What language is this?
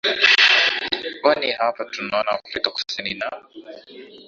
Swahili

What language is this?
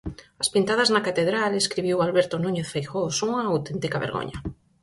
Galician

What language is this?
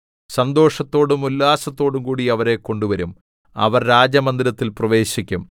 Malayalam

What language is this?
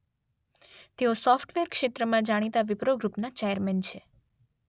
Gujarati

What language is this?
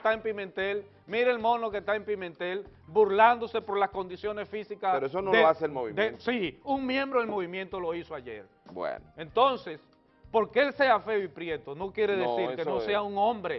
Spanish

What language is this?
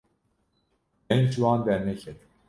Kurdish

